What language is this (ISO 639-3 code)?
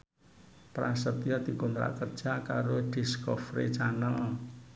jav